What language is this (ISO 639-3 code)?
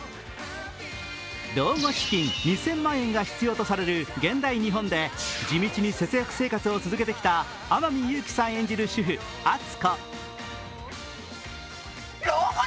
jpn